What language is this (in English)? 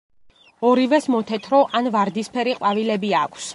Georgian